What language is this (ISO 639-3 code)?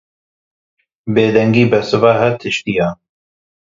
kur